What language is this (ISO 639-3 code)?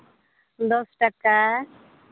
sat